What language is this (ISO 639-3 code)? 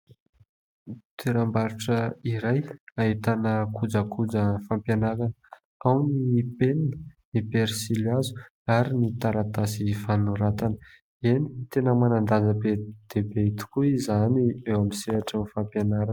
mlg